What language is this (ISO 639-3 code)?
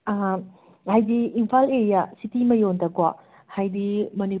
mni